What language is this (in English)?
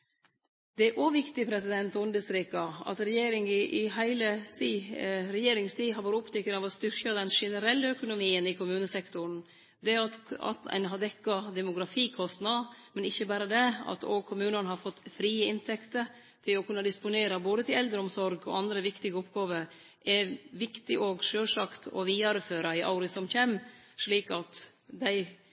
Norwegian Nynorsk